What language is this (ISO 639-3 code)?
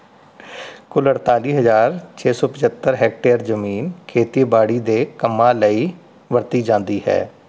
pan